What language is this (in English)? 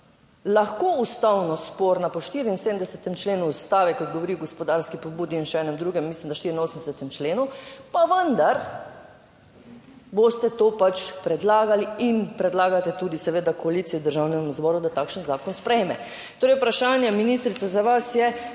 Slovenian